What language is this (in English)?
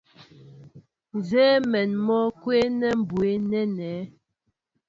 Mbo (Cameroon)